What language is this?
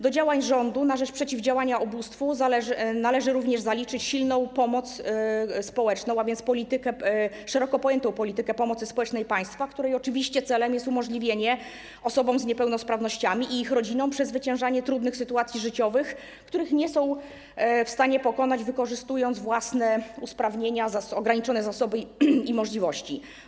Polish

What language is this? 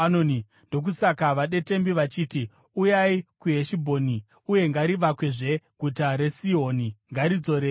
Shona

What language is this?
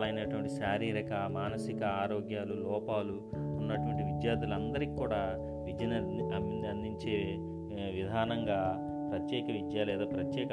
Telugu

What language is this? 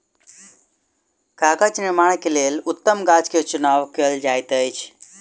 Maithili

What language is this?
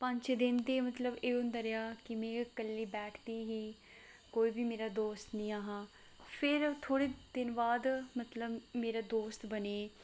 Dogri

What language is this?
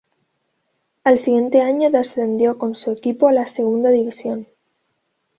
Spanish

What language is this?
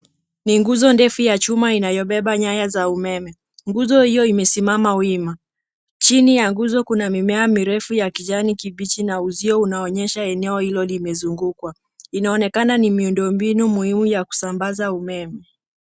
Swahili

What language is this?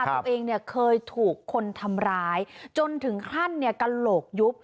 Thai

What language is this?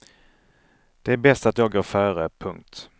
Swedish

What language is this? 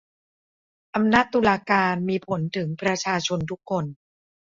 Thai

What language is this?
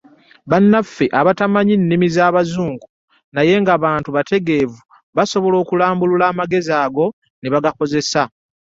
Ganda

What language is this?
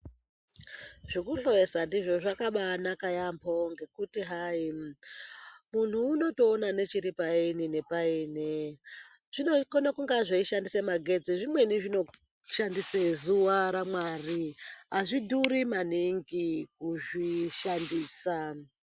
Ndau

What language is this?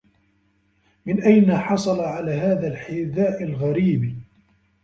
Arabic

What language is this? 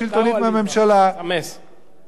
Hebrew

